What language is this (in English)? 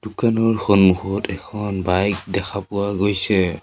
Assamese